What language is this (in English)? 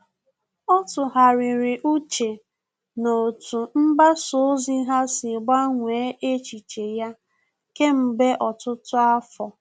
Igbo